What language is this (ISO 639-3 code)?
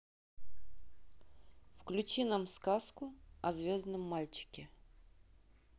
rus